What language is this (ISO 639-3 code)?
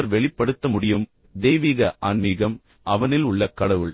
tam